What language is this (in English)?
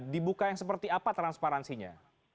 Indonesian